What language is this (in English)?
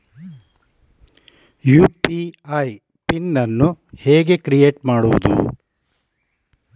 Kannada